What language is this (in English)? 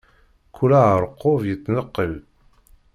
Kabyle